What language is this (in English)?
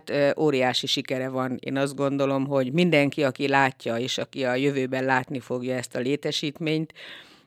Hungarian